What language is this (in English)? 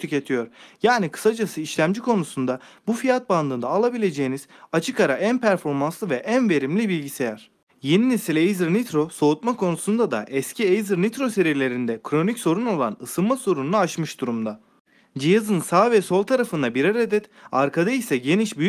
Turkish